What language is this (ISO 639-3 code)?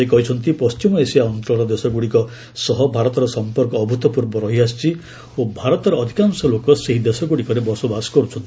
ori